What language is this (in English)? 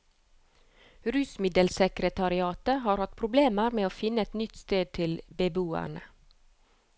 Norwegian